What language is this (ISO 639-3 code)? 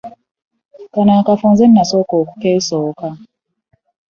lug